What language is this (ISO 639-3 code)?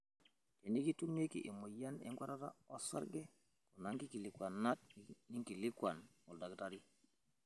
mas